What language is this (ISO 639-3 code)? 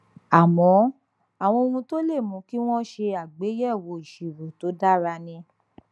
yor